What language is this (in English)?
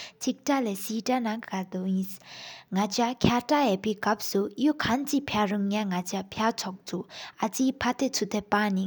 Sikkimese